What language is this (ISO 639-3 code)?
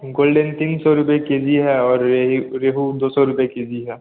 hin